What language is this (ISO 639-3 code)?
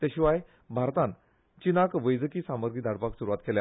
kok